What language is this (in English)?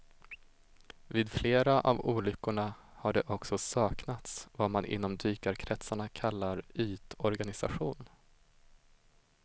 Swedish